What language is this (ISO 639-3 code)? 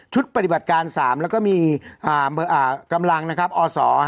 tha